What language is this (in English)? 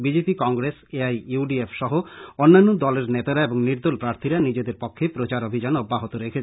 Bangla